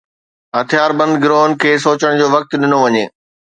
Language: Sindhi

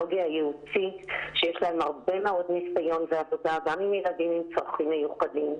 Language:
Hebrew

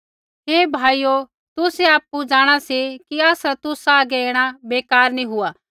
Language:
Kullu Pahari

